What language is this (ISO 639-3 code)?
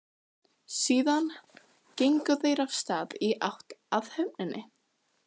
isl